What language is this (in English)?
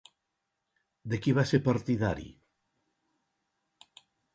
Catalan